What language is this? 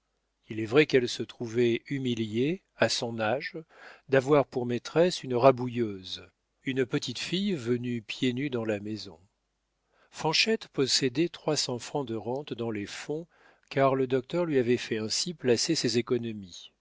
French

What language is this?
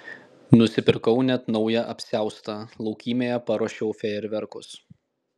Lithuanian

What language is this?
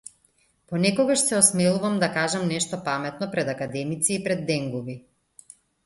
Macedonian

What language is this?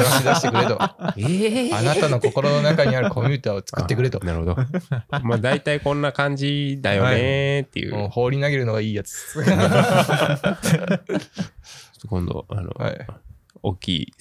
Japanese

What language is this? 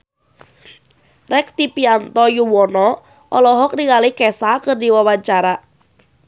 Sundanese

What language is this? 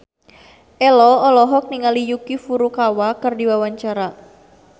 Sundanese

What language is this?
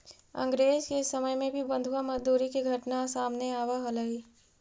Magahi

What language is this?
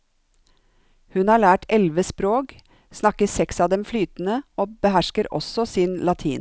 Norwegian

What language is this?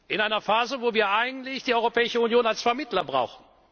German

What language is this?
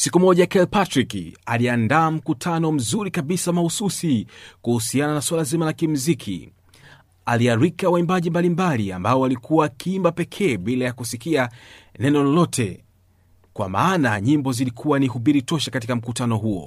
Swahili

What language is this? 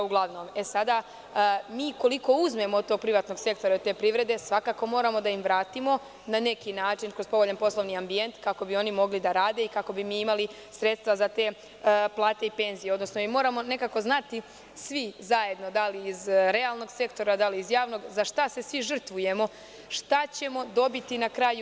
Serbian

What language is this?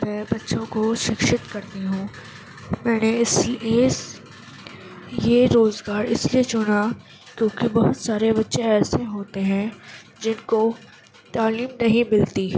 Urdu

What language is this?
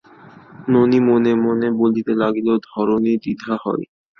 Bangla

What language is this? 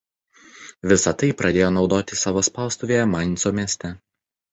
Lithuanian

